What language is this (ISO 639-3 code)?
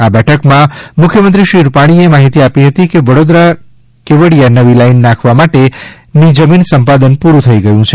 guj